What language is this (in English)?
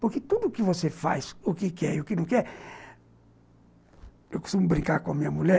Portuguese